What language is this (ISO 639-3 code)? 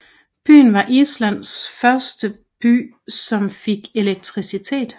dan